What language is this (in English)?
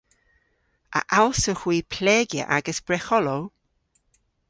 Cornish